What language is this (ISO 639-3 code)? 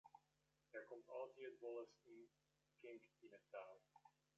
fry